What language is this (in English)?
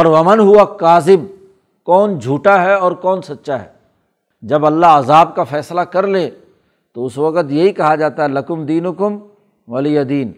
Urdu